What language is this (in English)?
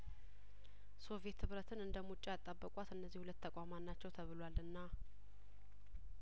Amharic